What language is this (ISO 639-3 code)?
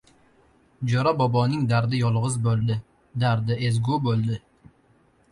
uzb